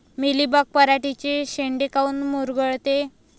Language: Marathi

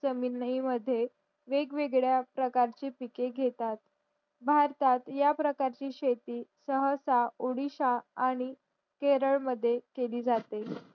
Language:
Marathi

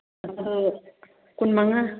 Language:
Manipuri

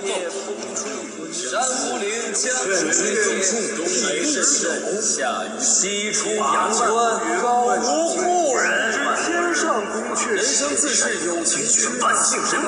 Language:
Chinese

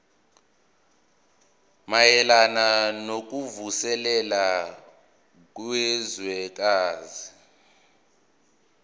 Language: Zulu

